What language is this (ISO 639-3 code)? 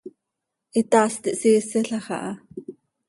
sei